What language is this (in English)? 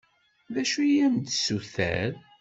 Kabyle